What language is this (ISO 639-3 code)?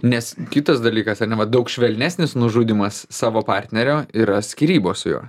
lit